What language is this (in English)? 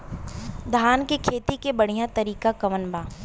Bhojpuri